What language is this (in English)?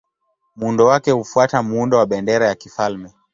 Swahili